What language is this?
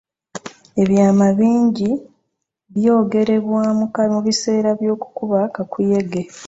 Ganda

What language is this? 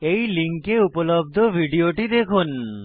Bangla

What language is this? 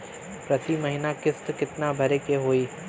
Bhojpuri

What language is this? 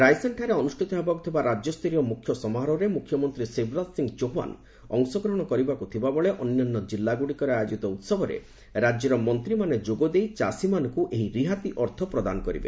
Odia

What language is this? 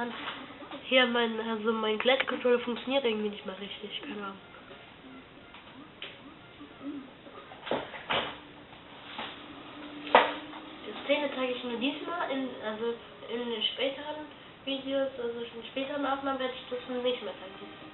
German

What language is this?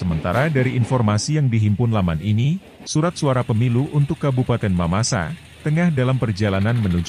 Indonesian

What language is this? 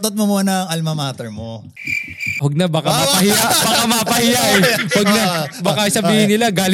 Filipino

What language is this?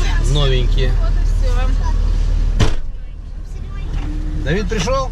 Russian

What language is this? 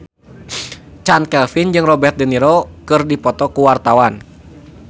Sundanese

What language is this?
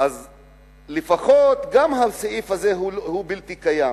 Hebrew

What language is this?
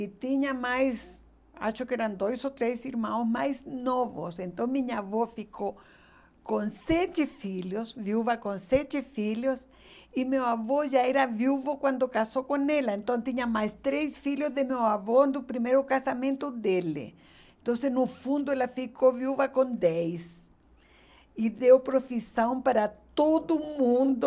Portuguese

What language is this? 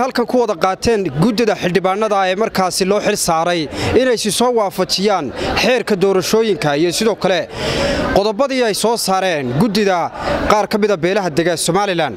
Arabic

